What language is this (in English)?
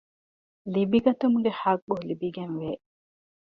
Divehi